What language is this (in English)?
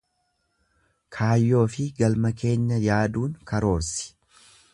Oromo